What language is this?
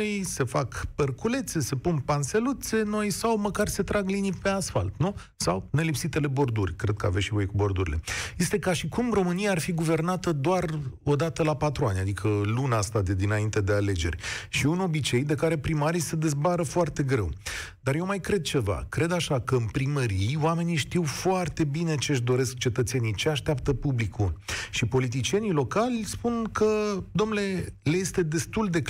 Romanian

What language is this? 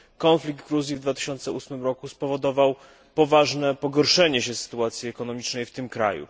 Polish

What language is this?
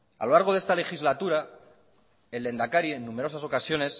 Spanish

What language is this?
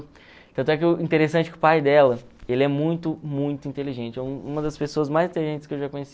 Portuguese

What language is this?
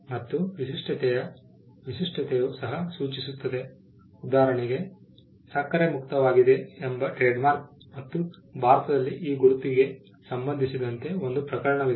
Kannada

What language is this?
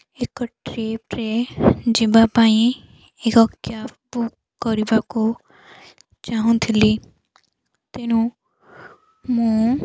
Odia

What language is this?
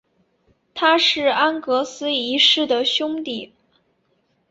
Chinese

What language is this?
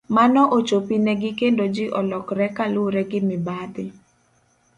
Luo (Kenya and Tanzania)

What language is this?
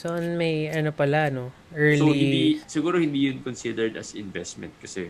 Filipino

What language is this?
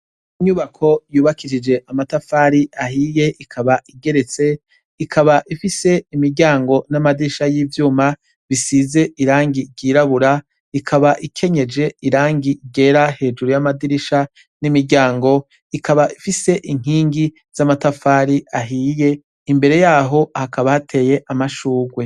Rundi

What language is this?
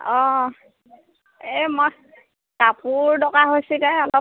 Assamese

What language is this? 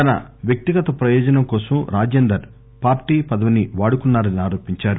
Telugu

